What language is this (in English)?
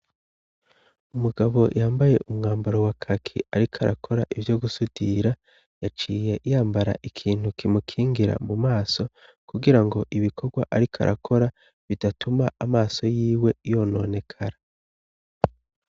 Rundi